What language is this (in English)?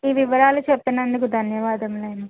Telugu